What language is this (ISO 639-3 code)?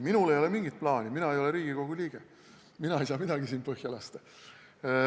est